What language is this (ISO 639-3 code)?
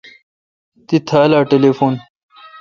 xka